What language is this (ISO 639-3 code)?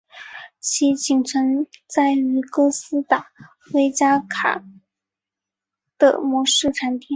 zho